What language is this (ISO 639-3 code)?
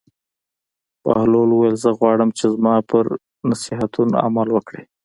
pus